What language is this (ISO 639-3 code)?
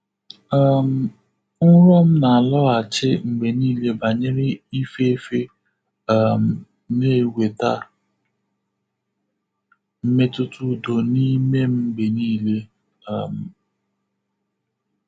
ibo